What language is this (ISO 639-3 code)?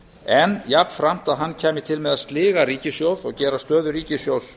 isl